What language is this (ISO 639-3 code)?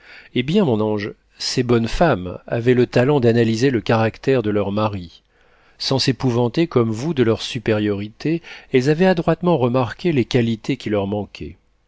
fra